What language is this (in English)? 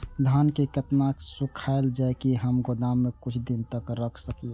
Maithili